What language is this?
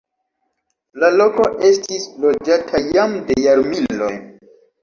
Esperanto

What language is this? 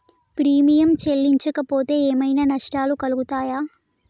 Telugu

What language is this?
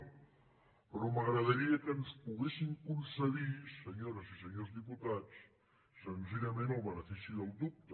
Catalan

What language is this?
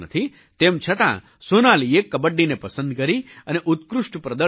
Gujarati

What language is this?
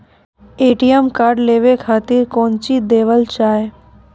Maithili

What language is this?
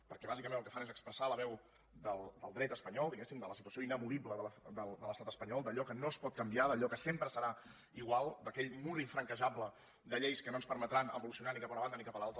Catalan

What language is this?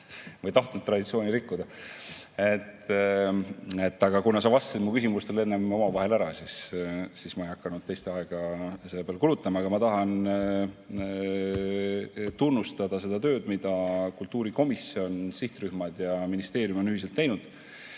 Estonian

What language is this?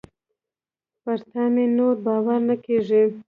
Pashto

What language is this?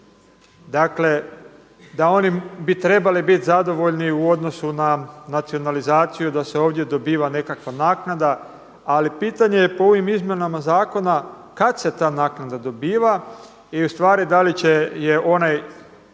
Croatian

